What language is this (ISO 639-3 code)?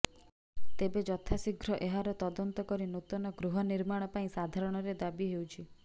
ori